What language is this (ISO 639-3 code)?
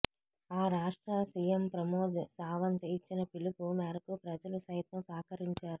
tel